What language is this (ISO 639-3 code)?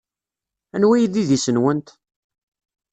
kab